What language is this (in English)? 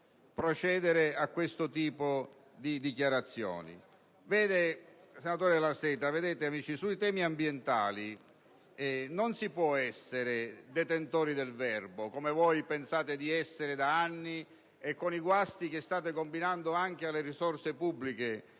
Italian